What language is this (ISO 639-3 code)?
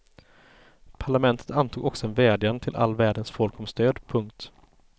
swe